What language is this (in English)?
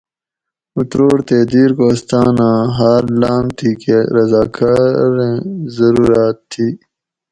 Gawri